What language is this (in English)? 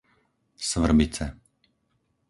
Slovak